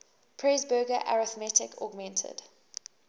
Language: English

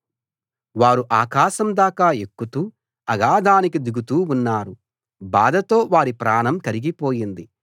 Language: Telugu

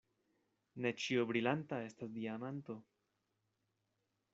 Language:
Esperanto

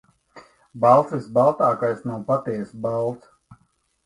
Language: Latvian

